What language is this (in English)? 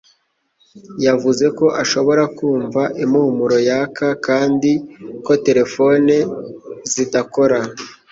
Kinyarwanda